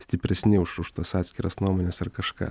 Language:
Lithuanian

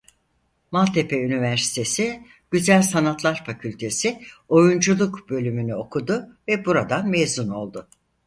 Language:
Turkish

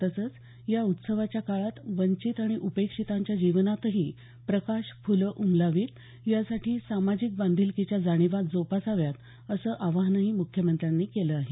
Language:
Marathi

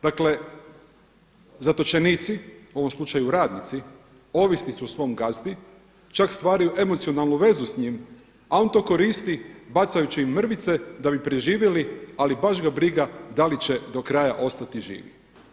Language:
Croatian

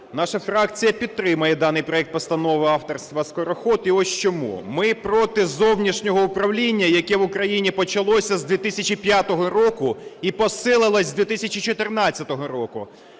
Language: Ukrainian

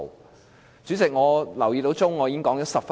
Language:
Cantonese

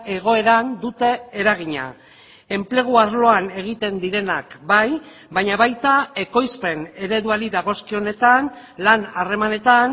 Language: Basque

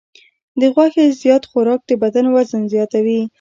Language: Pashto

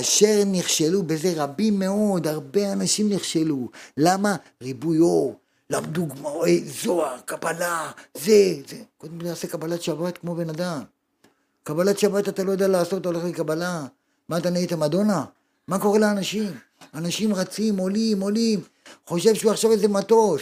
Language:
Hebrew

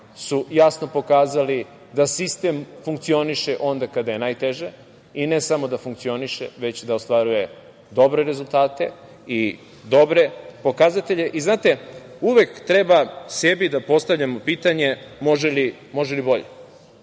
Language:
Serbian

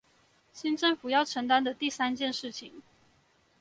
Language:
Chinese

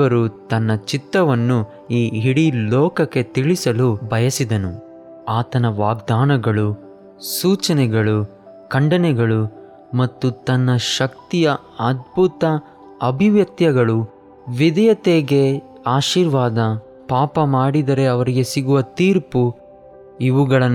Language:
Kannada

